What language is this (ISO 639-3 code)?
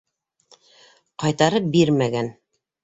bak